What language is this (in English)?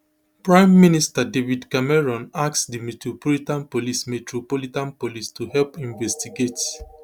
Nigerian Pidgin